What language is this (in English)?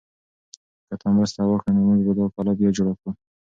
Pashto